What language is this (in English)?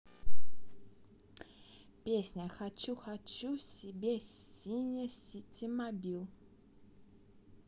Russian